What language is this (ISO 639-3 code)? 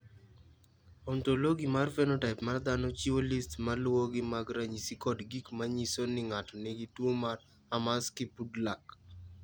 luo